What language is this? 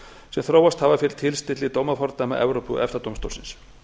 Icelandic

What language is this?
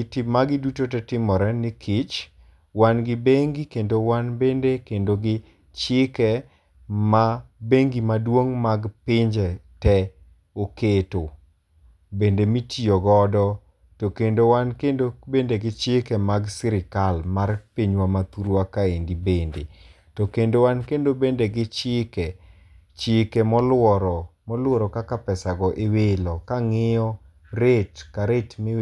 Luo (Kenya and Tanzania)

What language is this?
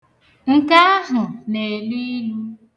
Igbo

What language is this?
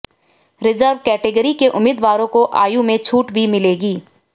Hindi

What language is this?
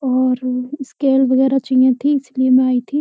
Hindi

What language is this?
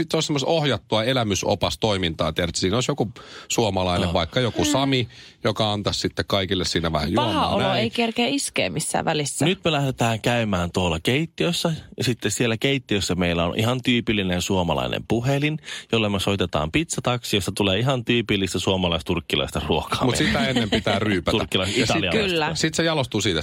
Finnish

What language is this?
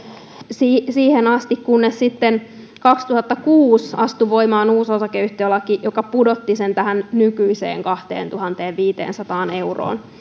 Finnish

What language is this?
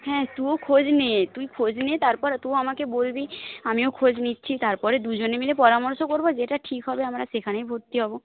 Bangla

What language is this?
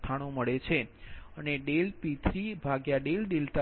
Gujarati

